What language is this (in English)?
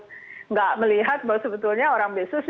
Indonesian